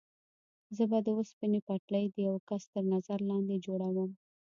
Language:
Pashto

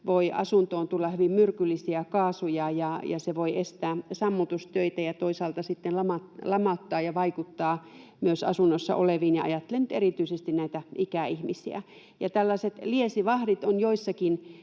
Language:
Finnish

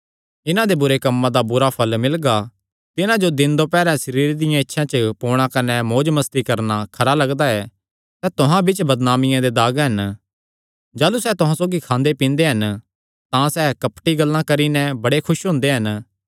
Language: Kangri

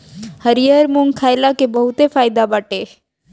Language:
Bhojpuri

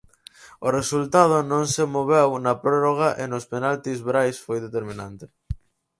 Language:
Galician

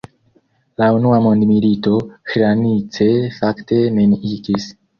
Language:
Esperanto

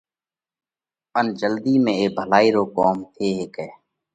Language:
Parkari Koli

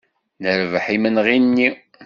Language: Kabyle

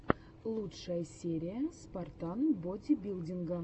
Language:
Russian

